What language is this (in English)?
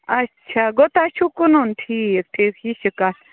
Kashmiri